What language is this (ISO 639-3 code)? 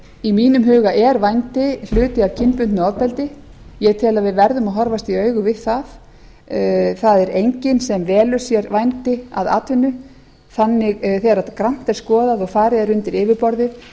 isl